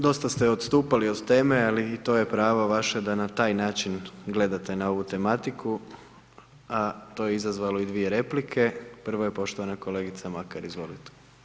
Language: Croatian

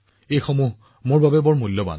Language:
Assamese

